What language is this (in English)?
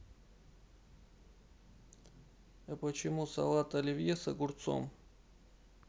Russian